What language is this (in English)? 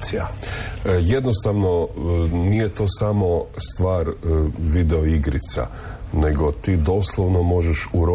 Croatian